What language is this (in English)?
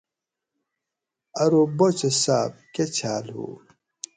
Gawri